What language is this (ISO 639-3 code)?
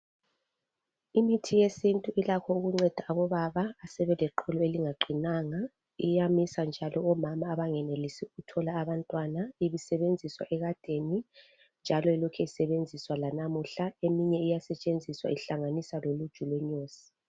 nde